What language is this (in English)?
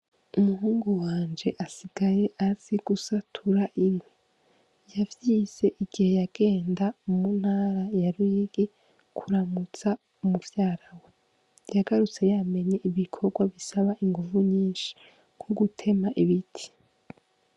Rundi